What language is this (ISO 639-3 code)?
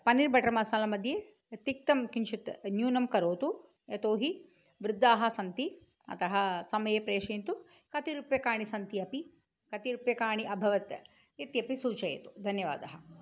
san